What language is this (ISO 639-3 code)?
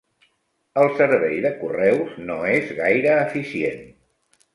cat